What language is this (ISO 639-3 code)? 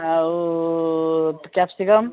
ori